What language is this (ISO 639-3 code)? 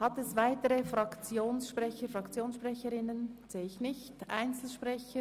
gsw